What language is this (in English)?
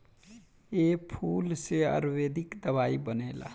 Bhojpuri